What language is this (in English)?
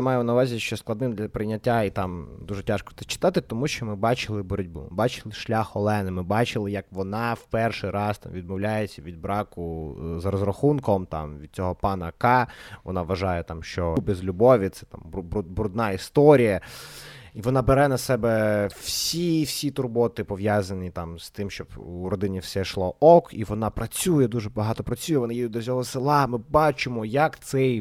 Ukrainian